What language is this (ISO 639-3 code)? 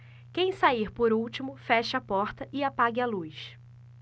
por